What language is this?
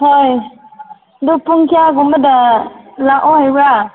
Manipuri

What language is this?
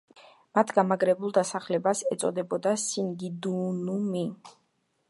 Georgian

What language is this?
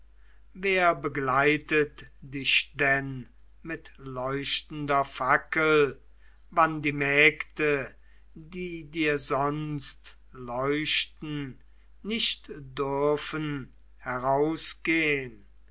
German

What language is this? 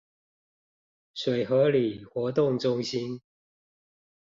Chinese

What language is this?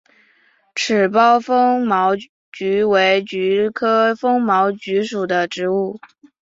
Chinese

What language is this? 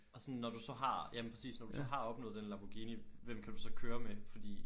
Danish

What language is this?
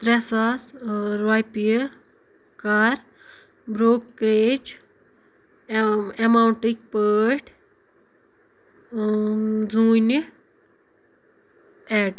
Kashmiri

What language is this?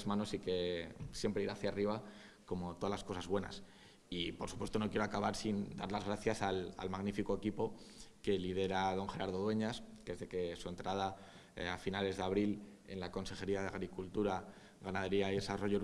Spanish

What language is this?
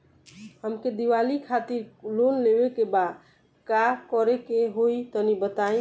Bhojpuri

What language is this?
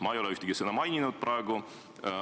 Estonian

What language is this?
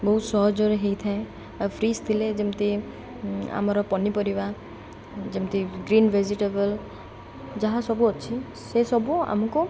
Odia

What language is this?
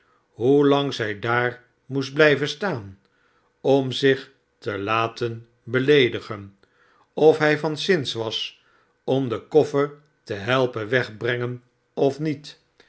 Dutch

